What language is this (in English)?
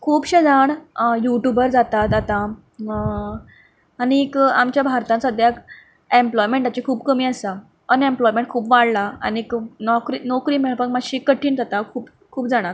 Konkani